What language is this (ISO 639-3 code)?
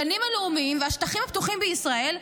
heb